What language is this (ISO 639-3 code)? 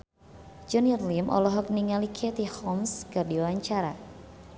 sun